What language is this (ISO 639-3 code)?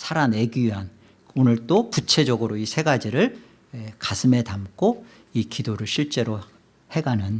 kor